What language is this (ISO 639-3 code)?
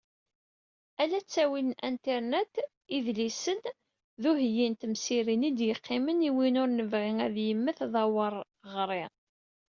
kab